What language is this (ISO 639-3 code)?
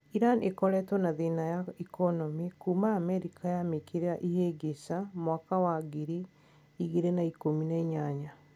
kik